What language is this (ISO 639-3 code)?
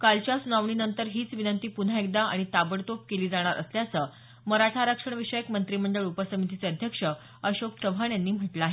mar